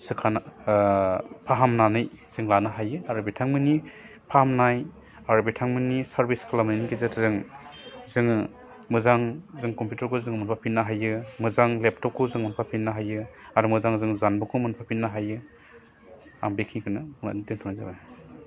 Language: Bodo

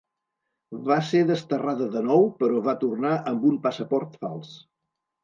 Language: Catalan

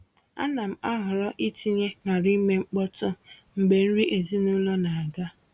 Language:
Igbo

